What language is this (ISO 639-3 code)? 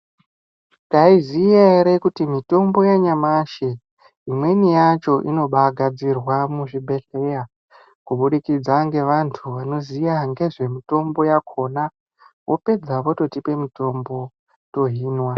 ndc